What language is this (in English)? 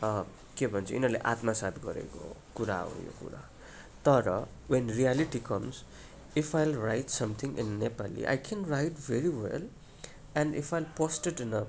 Nepali